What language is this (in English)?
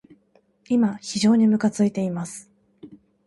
Japanese